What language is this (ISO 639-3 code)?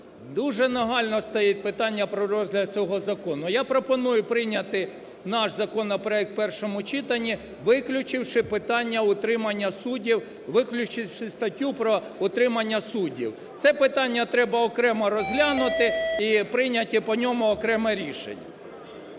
ukr